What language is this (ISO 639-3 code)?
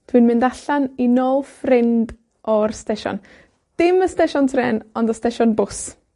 cym